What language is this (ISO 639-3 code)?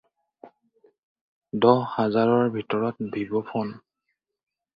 asm